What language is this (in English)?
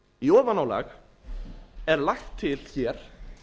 Icelandic